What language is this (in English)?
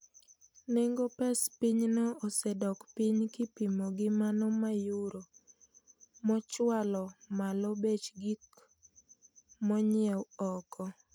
Luo (Kenya and Tanzania)